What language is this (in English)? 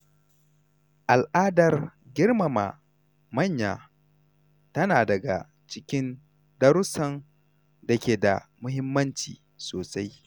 Hausa